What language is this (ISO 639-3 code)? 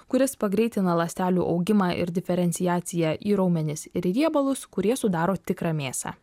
lit